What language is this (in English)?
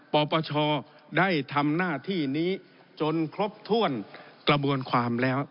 Thai